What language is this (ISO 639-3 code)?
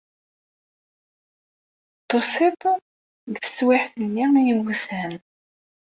kab